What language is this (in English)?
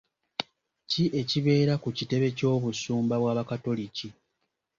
Ganda